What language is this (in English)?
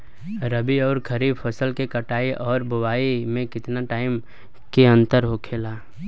Bhojpuri